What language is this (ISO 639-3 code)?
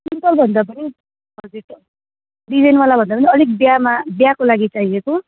nep